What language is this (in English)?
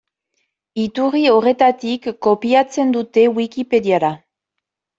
Basque